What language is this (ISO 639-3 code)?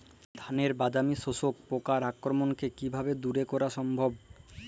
ben